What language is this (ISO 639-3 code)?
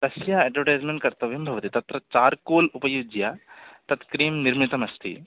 san